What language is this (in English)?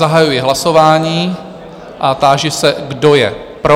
Czech